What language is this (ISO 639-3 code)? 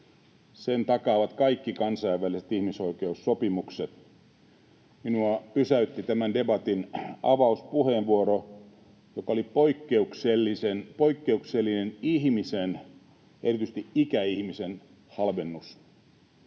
fin